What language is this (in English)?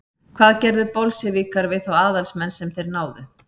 Icelandic